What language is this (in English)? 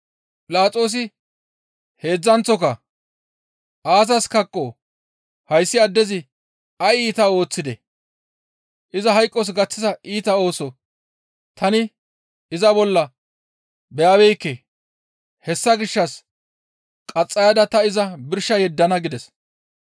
Gamo